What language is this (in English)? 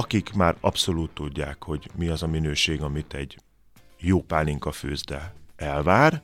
Hungarian